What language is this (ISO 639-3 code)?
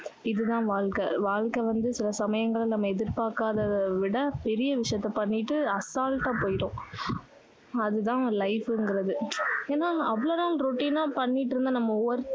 tam